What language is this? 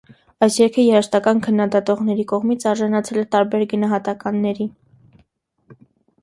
Armenian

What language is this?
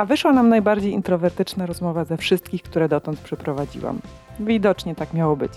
Polish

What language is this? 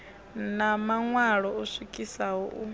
Venda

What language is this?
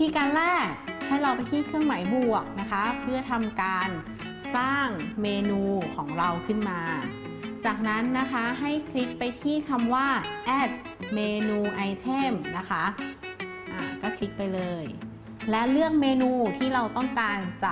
Thai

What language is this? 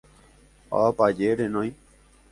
Guarani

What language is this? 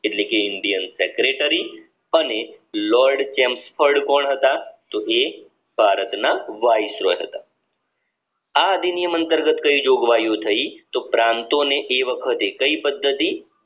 Gujarati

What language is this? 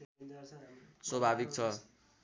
Nepali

